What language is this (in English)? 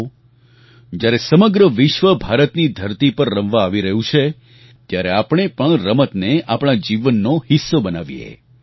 Gujarati